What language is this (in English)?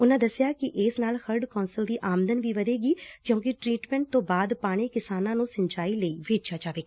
Punjabi